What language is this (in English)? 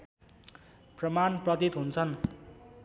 Nepali